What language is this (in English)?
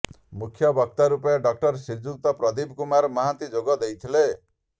Odia